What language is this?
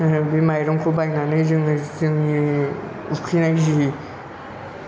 Bodo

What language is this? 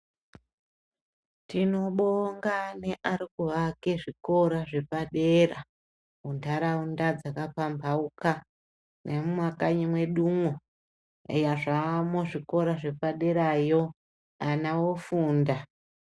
Ndau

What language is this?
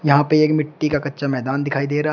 Hindi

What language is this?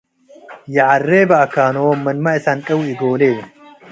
Tigre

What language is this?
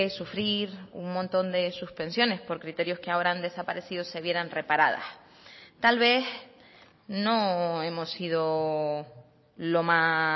Spanish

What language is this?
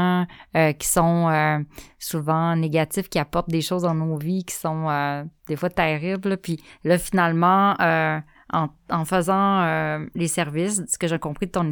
French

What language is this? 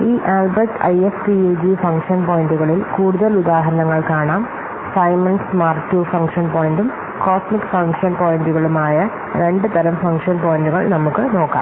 Malayalam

